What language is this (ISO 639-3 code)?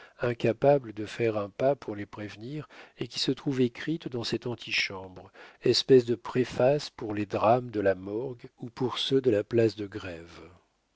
fra